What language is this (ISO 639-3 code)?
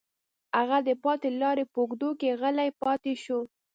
pus